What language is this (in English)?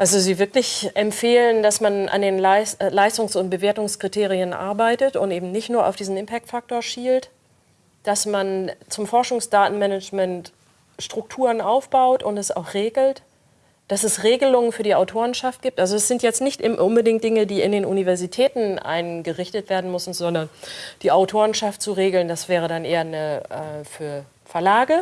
German